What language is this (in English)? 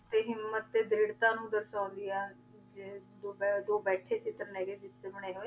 Punjabi